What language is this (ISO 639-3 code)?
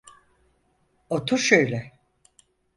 tur